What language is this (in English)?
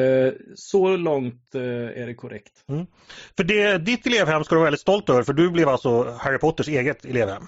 Swedish